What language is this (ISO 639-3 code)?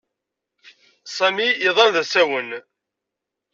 kab